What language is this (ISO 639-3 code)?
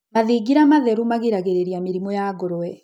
kik